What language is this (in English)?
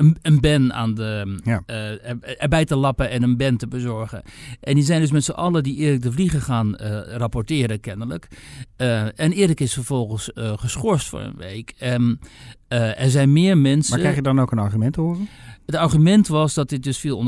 Dutch